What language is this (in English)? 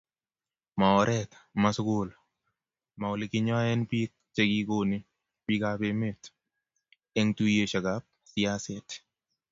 Kalenjin